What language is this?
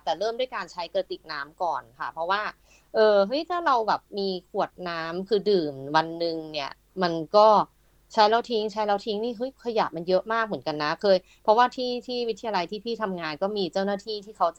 Thai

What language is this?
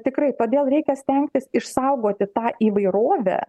Lithuanian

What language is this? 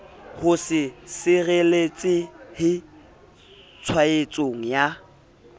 Southern Sotho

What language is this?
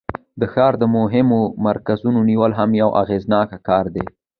Pashto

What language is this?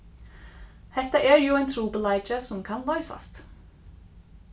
Faroese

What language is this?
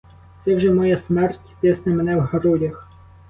Ukrainian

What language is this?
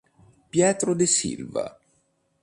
Italian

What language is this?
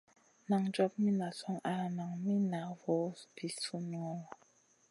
Masana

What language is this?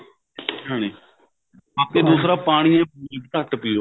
Punjabi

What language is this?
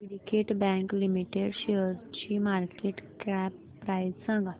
Marathi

